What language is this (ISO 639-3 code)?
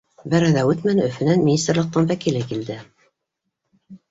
bak